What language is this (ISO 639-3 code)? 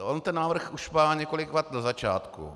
ces